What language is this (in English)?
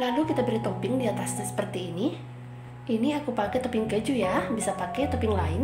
Indonesian